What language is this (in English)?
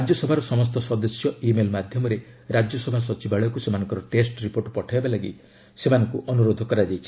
Odia